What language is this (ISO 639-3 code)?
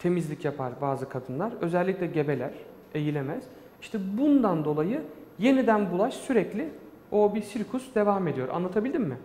tur